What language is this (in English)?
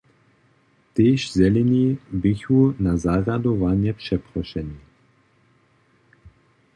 Upper Sorbian